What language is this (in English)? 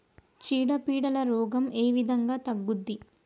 Telugu